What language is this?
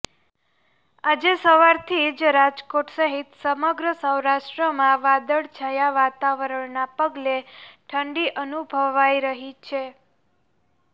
Gujarati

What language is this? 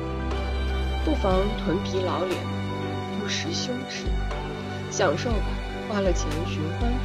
Chinese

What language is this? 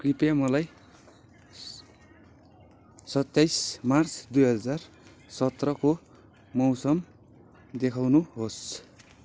Nepali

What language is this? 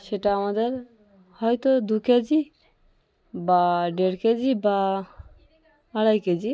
Bangla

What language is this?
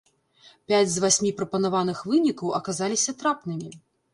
Belarusian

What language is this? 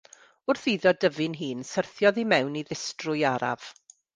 Welsh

